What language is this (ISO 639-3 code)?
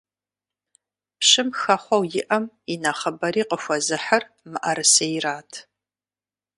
kbd